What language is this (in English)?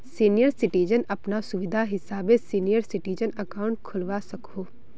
Magahi